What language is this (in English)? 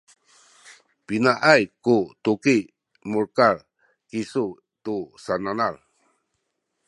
Sakizaya